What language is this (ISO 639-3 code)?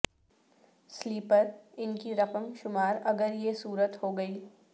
urd